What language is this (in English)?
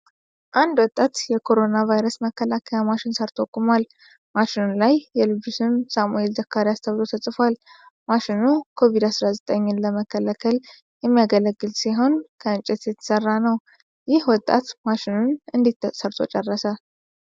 Amharic